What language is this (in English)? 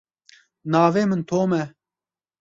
Kurdish